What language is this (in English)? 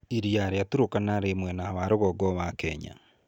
Kikuyu